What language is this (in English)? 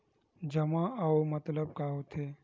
Chhattisgarhi